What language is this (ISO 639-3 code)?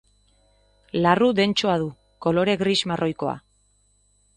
eus